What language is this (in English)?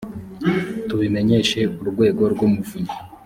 Kinyarwanda